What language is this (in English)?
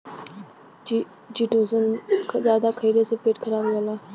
Bhojpuri